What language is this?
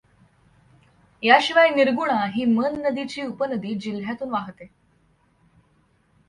Marathi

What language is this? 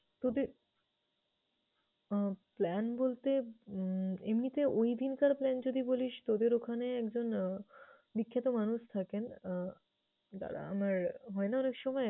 Bangla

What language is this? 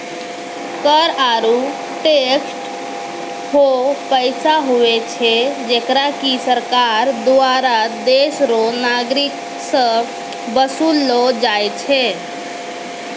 Maithili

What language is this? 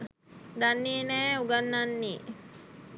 Sinhala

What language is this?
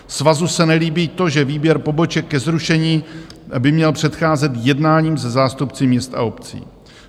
Czech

